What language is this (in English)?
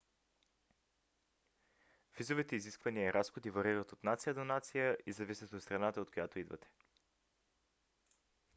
Bulgarian